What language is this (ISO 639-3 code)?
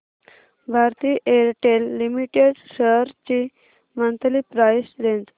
mar